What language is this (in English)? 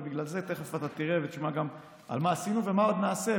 Hebrew